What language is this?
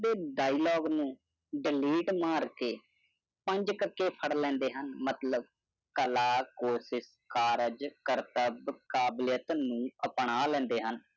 Punjabi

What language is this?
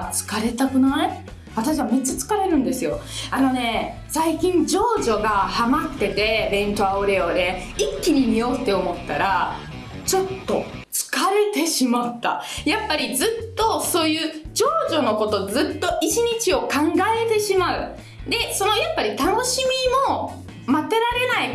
Japanese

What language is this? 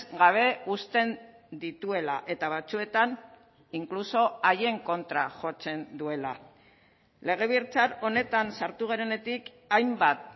Basque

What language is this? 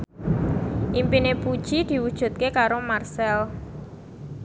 Javanese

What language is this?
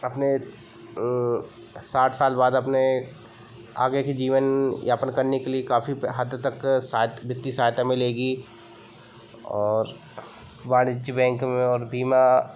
Hindi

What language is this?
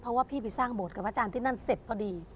Thai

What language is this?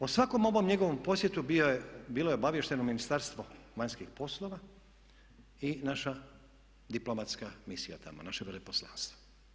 Croatian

